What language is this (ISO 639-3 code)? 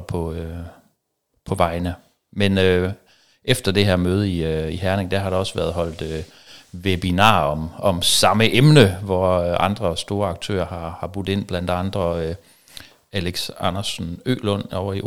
dan